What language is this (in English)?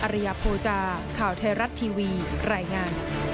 Thai